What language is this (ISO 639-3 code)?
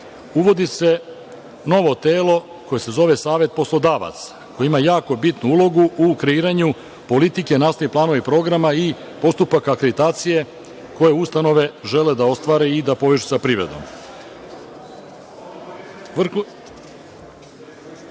srp